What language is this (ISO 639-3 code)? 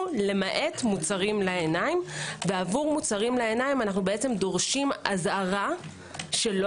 heb